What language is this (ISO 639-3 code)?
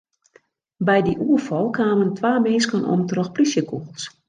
fry